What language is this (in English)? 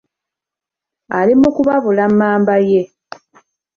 Ganda